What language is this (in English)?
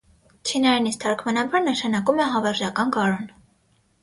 Armenian